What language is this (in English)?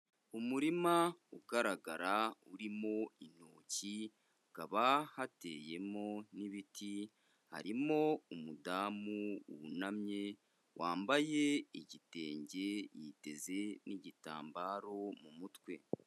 Kinyarwanda